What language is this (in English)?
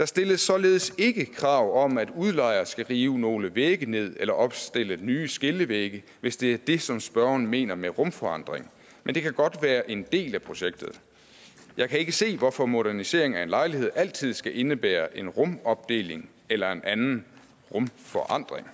Danish